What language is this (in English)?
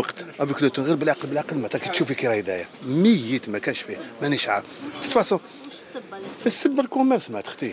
Arabic